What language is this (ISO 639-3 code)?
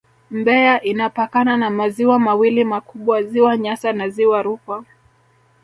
swa